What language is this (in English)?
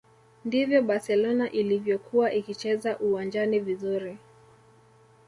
Swahili